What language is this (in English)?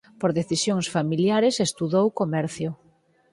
Galician